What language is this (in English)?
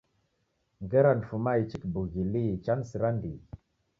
Taita